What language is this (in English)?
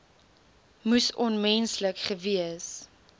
Afrikaans